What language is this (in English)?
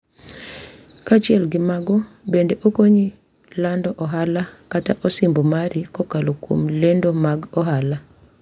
Luo (Kenya and Tanzania)